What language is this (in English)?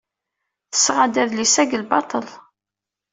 Kabyle